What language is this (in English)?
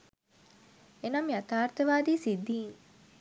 Sinhala